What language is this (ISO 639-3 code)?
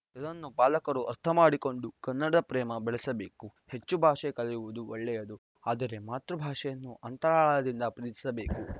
kan